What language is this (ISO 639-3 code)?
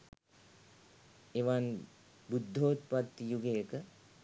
sin